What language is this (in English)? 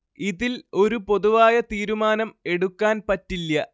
Malayalam